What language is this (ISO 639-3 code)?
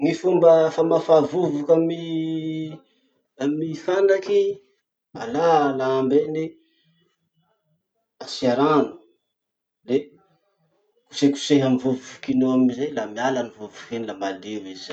msh